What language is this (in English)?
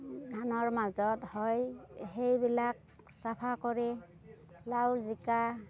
Assamese